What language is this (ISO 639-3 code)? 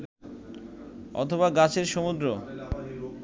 ben